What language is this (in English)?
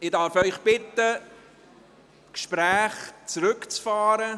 Swiss German